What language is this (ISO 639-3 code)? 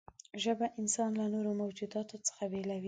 pus